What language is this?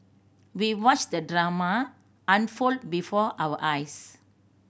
English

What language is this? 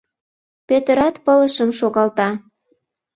Mari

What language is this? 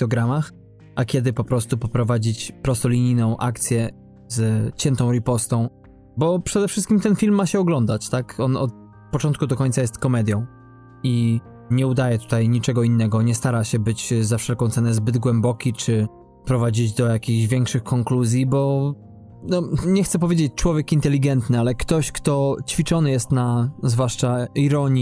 Polish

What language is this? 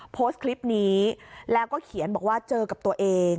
Thai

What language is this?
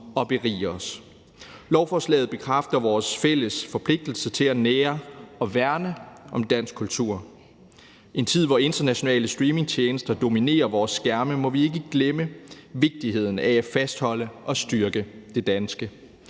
Danish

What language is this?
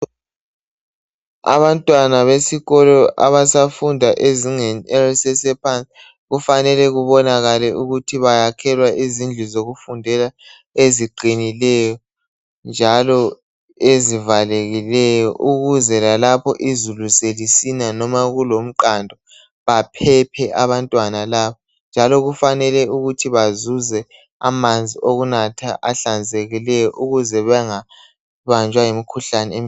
North Ndebele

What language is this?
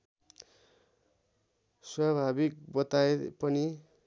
Nepali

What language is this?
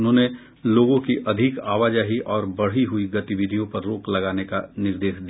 Hindi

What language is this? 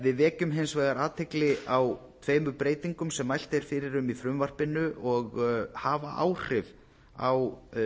Icelandic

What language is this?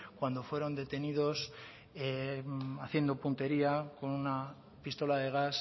Spanish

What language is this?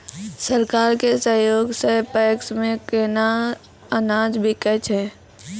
Maithili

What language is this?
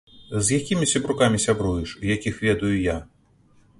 Belarusian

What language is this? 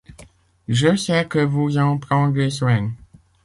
French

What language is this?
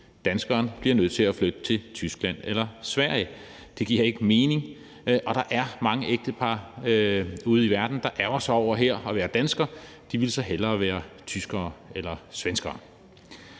Danish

